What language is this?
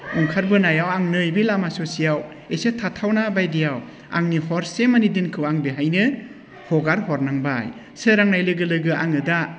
Bodo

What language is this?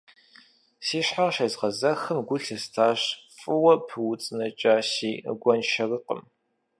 Kabardian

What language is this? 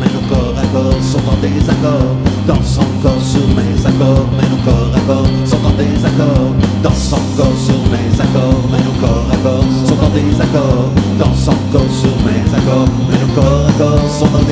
Romanian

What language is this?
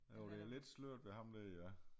Danish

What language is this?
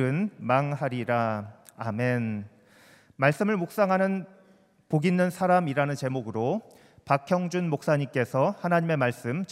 Korean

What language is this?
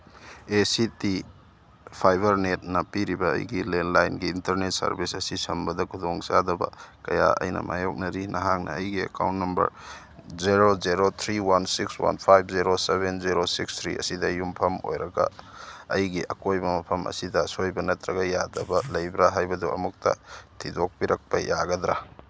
Manipuri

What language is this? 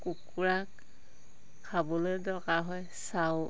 Assamese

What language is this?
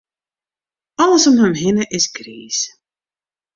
Western Frisian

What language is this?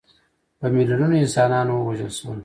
Pashto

